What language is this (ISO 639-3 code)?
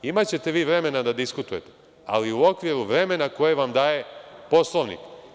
srp